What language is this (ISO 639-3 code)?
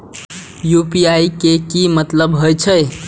mai